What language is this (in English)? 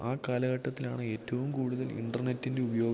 Malayalam